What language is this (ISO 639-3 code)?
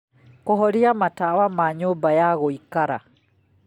kik